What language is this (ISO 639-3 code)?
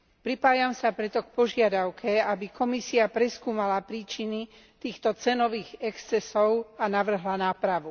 slk